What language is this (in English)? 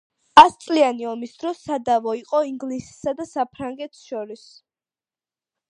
Georgian